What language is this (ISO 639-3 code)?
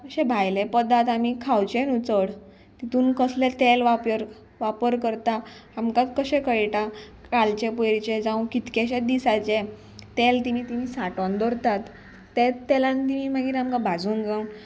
kok